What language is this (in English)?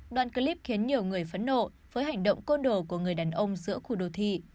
Vietnamese